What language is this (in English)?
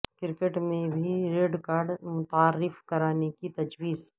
Urdu